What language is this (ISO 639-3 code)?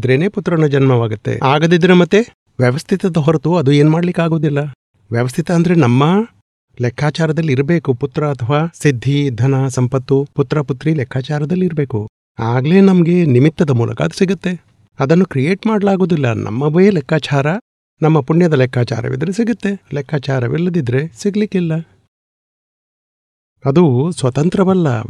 guj